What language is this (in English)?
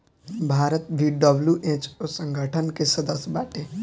Bhojpuri